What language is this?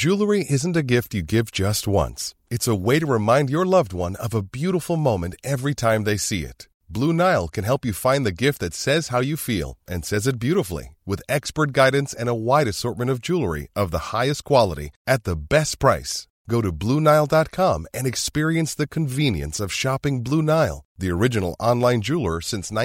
Filipino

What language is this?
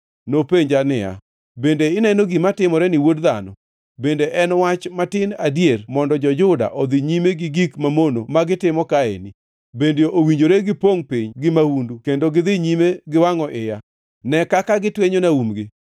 Luo (Kenya and Tanzania)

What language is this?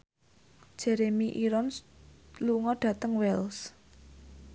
Javanese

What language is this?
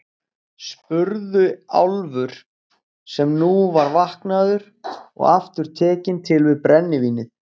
Icelandic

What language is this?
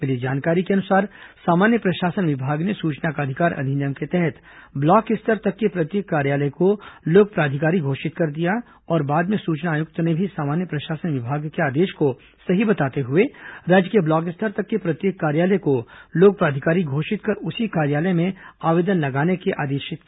Hindi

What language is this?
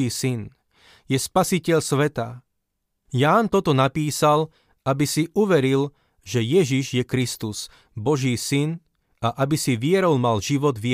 Slovak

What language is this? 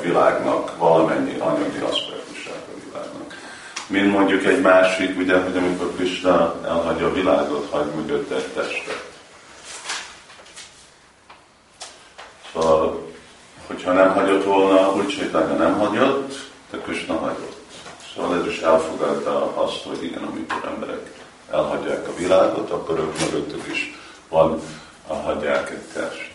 Hungarian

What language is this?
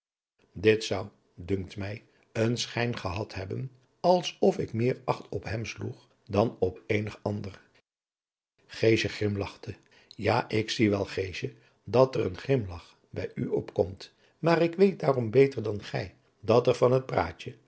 Dutch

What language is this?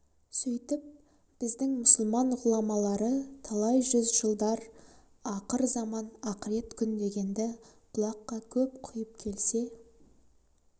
Kazakh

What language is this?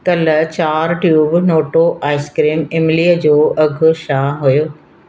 Sindhi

